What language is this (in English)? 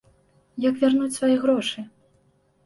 Belarusian